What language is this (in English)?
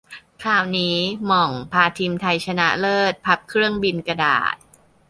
Thai